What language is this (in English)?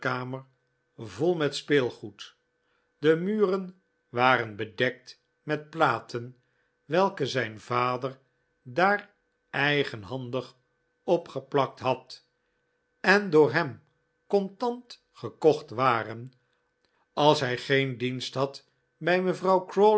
Dutch